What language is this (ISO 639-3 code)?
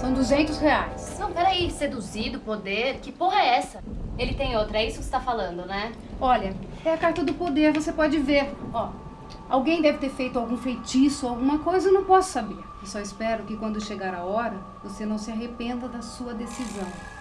por